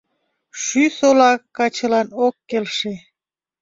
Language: Mari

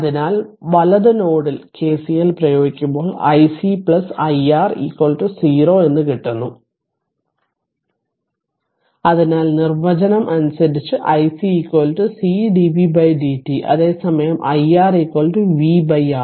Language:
Malayalam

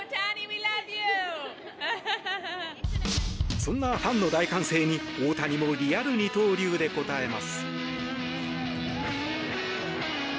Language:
Japanese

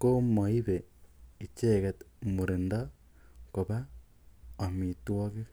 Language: Kalenjin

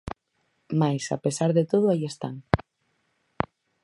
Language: Galician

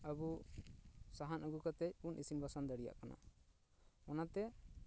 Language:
Santali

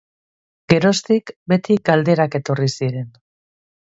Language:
Basque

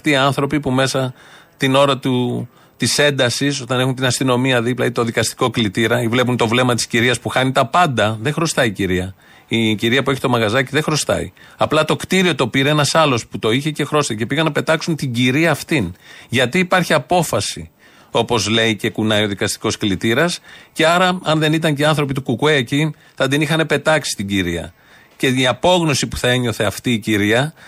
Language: Greek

